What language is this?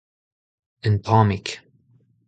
Breton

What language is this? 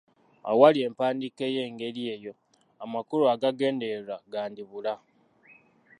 Ganda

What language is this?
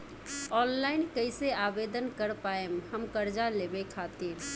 Bhojpuri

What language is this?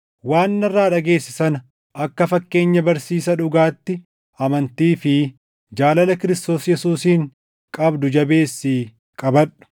Oromo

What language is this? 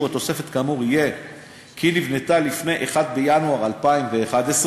Hebrew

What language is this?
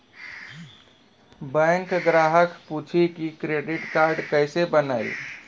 Maithili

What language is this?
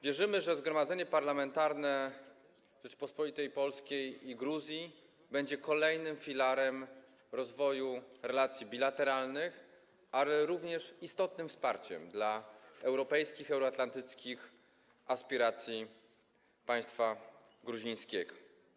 Polish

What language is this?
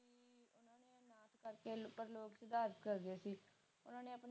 Punjabi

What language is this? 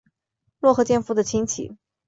Chinese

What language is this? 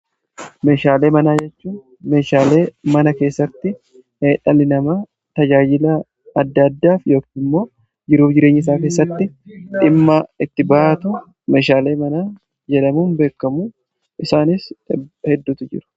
Oromo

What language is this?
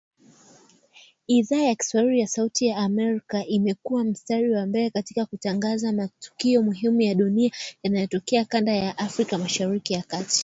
Swahili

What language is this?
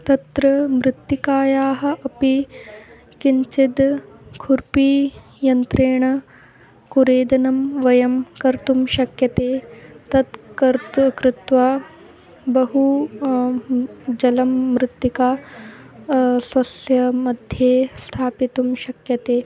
Sanskrit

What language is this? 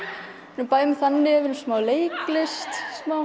Icelandic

